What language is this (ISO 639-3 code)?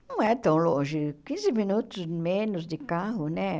por